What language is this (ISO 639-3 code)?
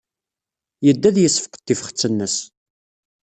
kab